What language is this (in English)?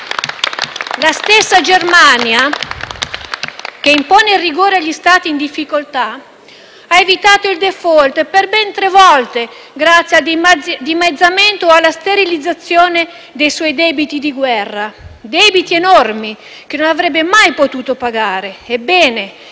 Italian